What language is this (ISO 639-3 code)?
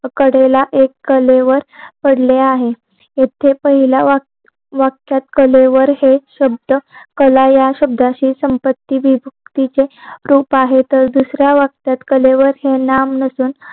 mar